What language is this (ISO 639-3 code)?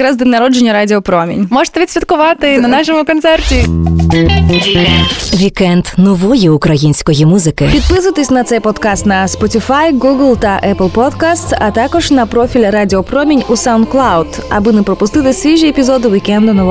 ukr